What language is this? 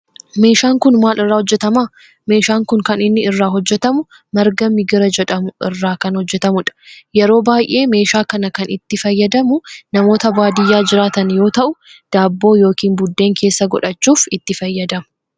Oromo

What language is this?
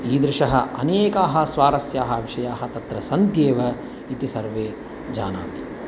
Sanskrit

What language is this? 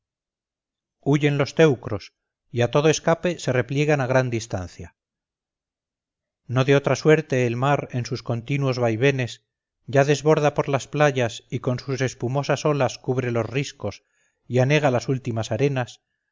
Spanish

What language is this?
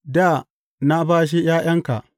Hausa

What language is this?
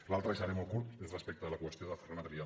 Catalan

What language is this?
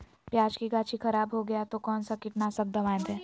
Magahi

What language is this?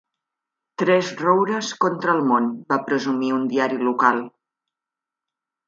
Catalan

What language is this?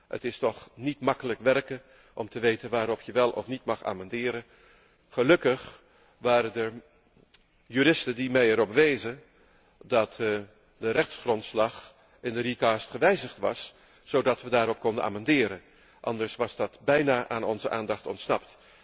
Dutch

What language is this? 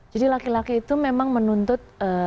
Indonesian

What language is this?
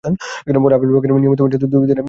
Bangla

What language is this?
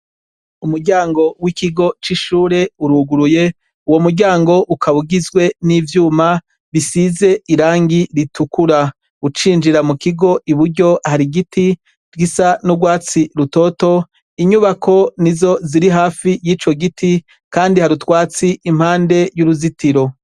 Rundi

